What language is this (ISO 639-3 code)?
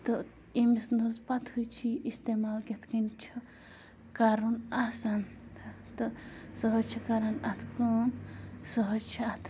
kas